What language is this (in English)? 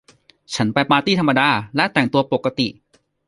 Thai